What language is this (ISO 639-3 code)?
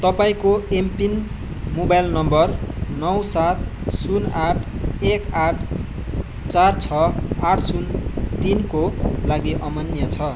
nep